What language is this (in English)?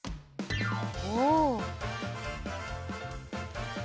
Japanese